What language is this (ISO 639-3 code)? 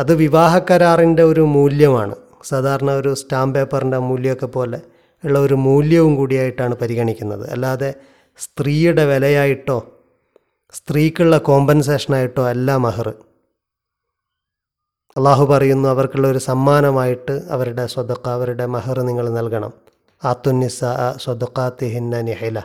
mal